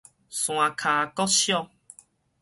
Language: Min Nan Chinese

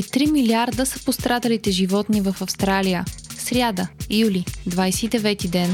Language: Bulgarian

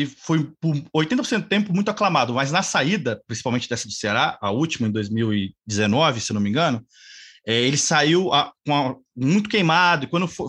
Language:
Portuguese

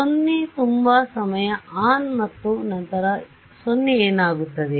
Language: Kannada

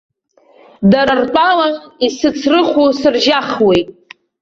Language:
Abkhazian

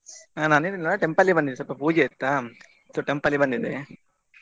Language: Kannada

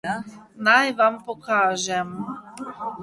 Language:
Slovenian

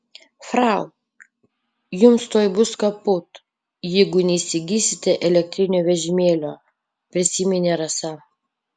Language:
Lithuanian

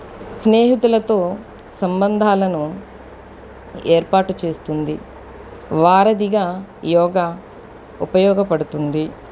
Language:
Telugu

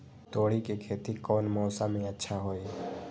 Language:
Magahi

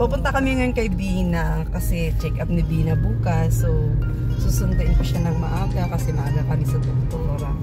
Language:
Filipino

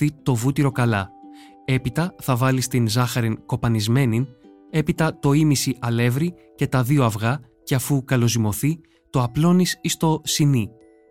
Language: Greek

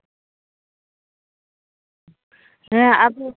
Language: Santali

